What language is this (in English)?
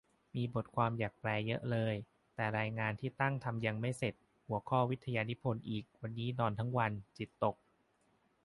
Thai